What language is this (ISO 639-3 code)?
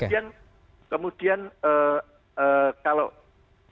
ind